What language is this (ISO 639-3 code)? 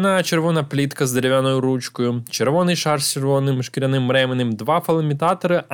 ukr